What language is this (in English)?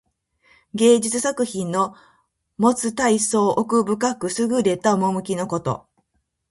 Japanese